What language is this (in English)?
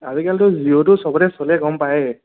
Assamese